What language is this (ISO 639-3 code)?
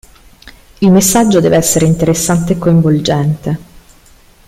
ita